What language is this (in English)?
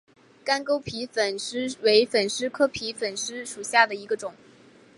Chinese